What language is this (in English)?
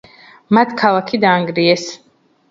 Georgian